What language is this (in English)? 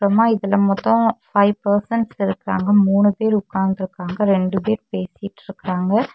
Tamil